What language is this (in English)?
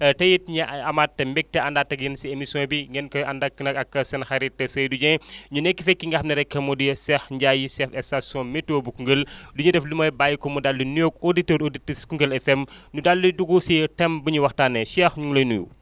Wolof